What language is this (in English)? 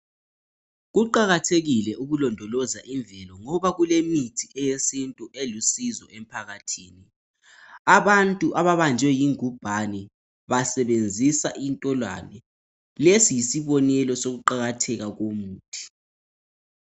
North Ndebele